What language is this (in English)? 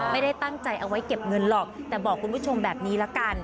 Thai